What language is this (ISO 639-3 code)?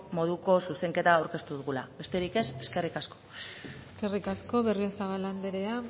eus